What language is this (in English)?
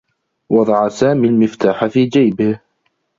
Arabic